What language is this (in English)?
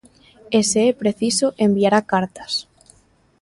Galician